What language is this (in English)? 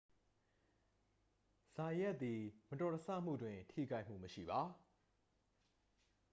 Burmese